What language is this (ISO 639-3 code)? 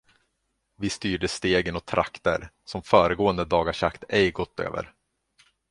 swe